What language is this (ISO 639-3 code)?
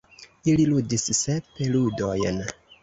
epo